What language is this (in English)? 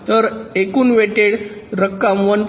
Marathi